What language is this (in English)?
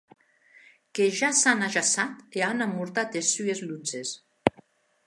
Occitan